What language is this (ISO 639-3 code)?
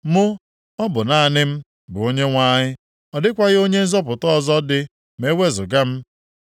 ibo